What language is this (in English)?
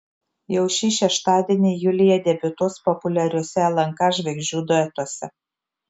Lithuanian